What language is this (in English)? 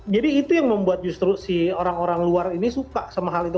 Indonesian